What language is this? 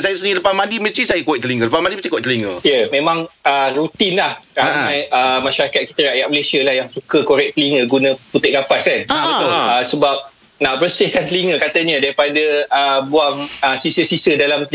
Malay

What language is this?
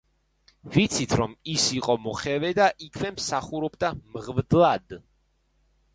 Georgian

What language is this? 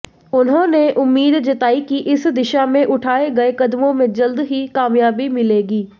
Hindi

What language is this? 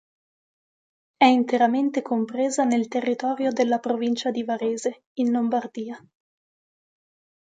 Italian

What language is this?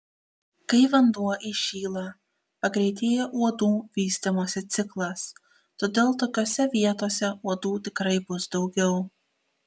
Lithuanian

